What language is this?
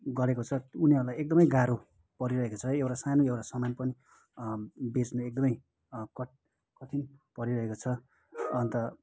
Nepali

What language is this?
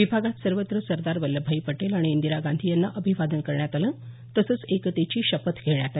Marathi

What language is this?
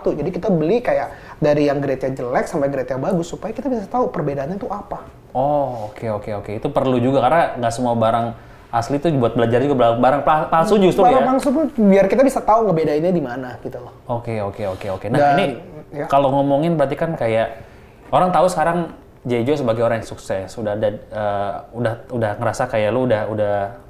Indonesian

